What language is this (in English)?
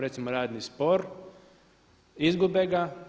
Croatian